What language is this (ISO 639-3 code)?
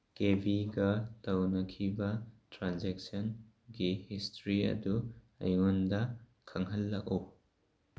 mni